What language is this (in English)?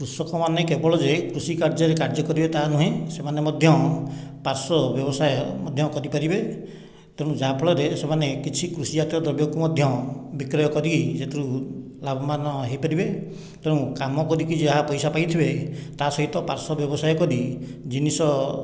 Odia